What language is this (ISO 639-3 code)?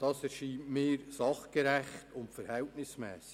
gsw